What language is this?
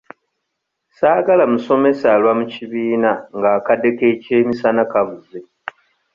Ganda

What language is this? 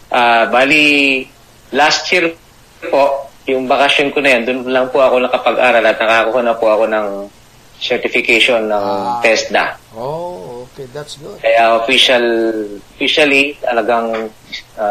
Filipino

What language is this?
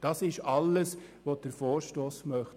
Swiss German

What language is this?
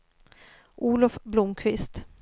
Swedish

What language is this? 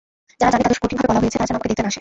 Bangla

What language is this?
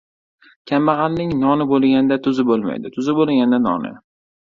Uzbek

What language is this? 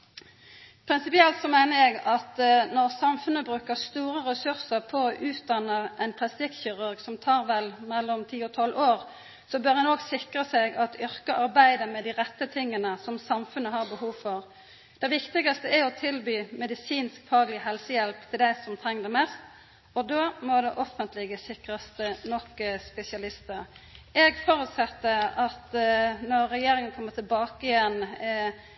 Norwegian Nynorsk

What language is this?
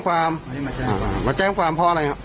Thai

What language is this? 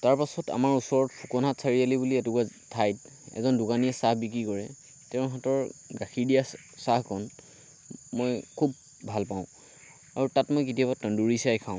Assamese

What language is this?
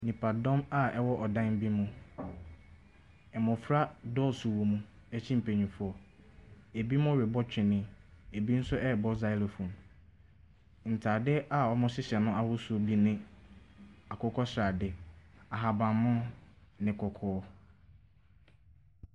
Akan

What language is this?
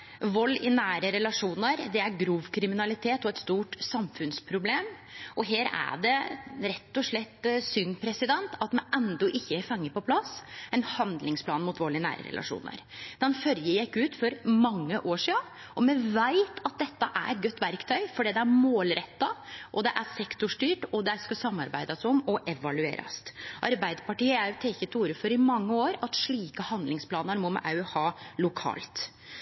Norwegian Nynorsk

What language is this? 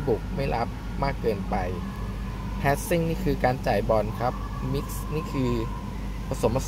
Thai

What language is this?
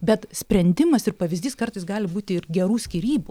Lithuanian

